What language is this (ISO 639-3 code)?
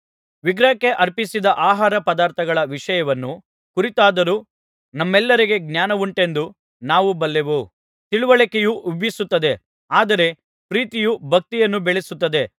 kan